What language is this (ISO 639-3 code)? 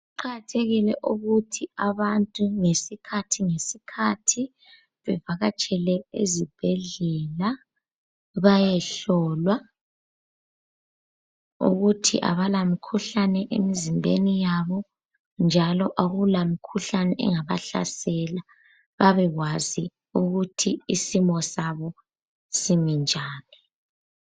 nde